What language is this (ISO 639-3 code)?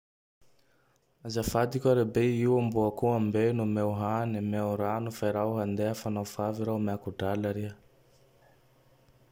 tdx